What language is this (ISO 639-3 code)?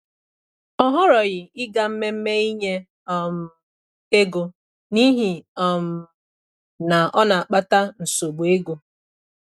ibo